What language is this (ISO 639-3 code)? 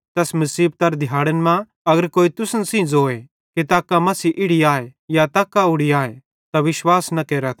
bhd